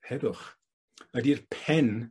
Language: Welsh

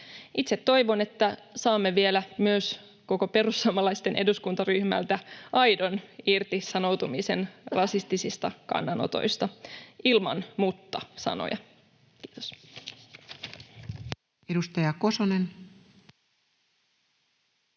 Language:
Finnish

